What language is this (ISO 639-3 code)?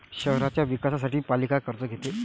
mar